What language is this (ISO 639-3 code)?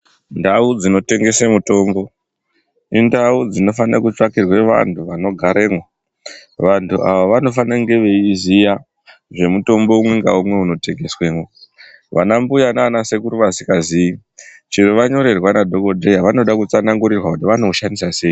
ndc